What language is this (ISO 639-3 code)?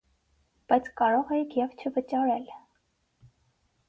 hye